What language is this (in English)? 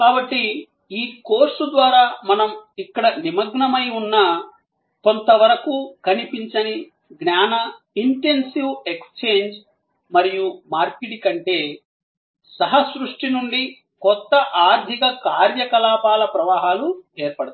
Telugu